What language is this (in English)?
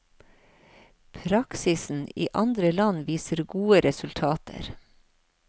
Norwegian